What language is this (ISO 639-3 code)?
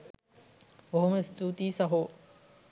sin